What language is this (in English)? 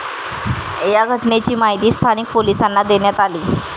Marathi